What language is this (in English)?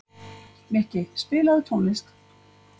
Icelandic